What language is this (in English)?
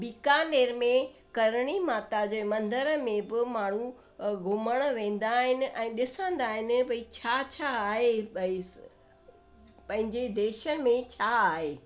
Sindhi